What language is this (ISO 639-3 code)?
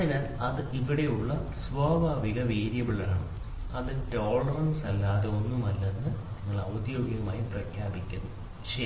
mal